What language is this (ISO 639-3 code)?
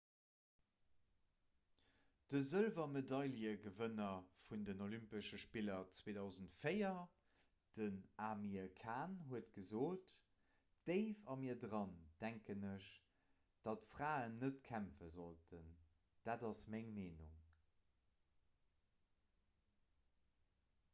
ltz